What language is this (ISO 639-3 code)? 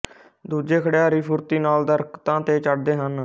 pan